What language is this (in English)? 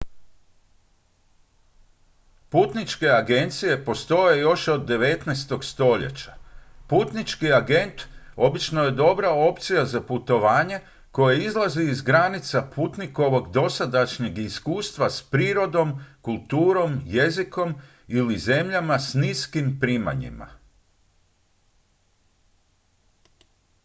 Croatian